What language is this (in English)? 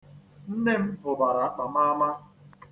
Igbo